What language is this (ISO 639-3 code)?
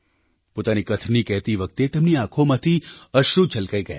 guj